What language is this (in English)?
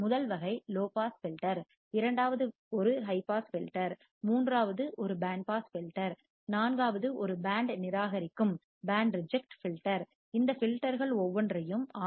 Tamil